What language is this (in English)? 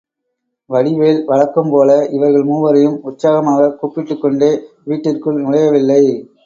Tamil